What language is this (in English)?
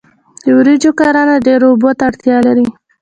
Pashto